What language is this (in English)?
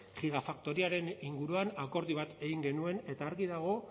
Basque